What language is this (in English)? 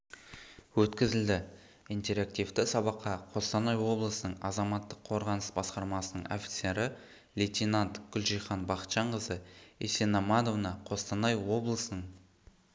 Kazakh